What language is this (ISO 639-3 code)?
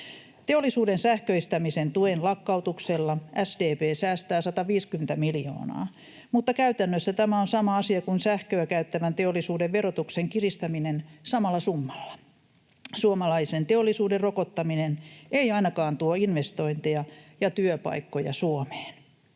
fin